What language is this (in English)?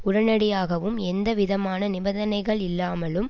Tamil